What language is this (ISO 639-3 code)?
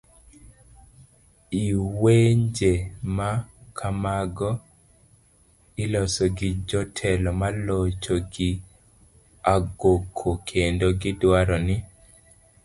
luo